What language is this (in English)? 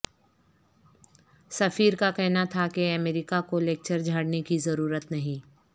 Urdu